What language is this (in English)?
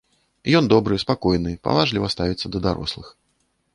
Belarusian